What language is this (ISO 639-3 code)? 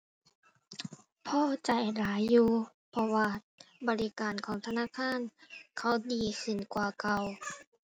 tha